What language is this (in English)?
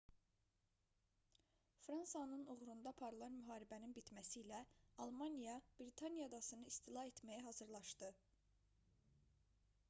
Azerbaijani